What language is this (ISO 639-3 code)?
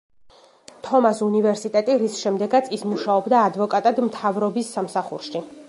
kat